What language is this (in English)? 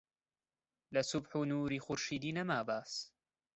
Central Kurdish